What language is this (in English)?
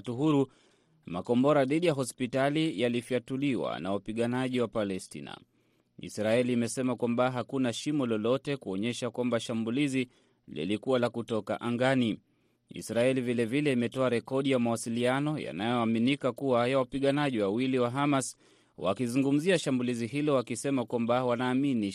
Swahili